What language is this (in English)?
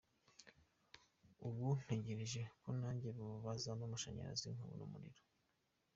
Kinyarwanda